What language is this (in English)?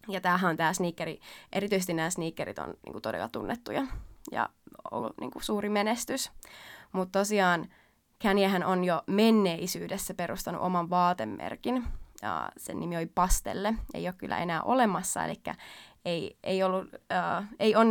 Finnish